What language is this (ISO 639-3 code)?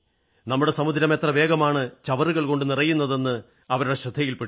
mal